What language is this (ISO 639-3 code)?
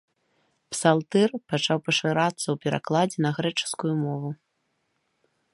bel